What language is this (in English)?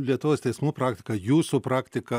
Lithuanian